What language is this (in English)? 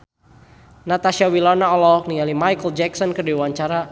Sundanese